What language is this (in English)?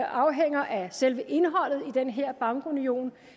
Danish